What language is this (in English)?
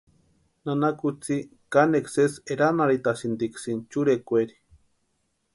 Western Highland Purepecha